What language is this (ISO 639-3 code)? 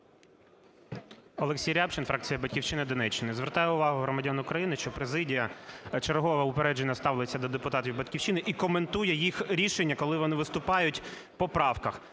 ukr